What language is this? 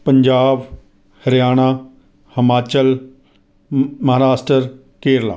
Punjabi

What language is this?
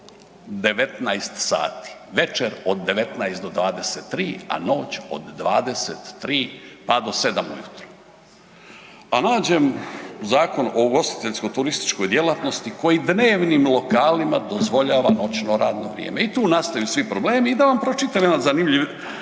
Croatian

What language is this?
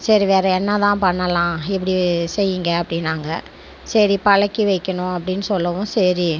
Tamil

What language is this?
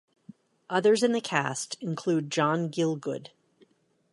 English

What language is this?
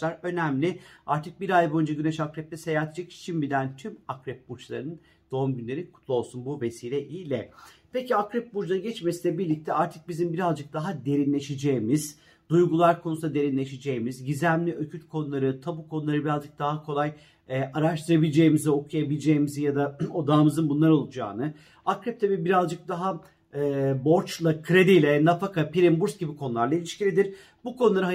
Turkish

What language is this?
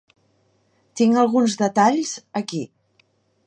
Catalan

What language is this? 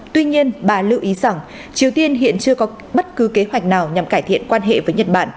Vietnamese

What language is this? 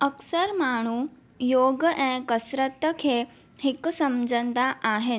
Sindhi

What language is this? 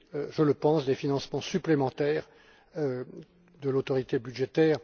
French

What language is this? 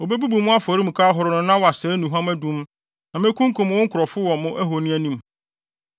Akan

